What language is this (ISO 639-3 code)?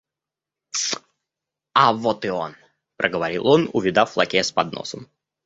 rus